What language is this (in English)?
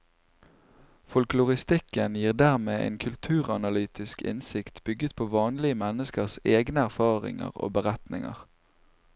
Norwegian